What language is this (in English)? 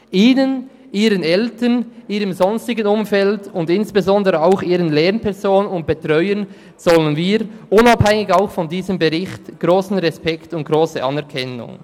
Swiss German